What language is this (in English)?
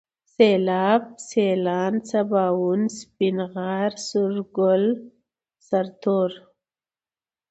Pashto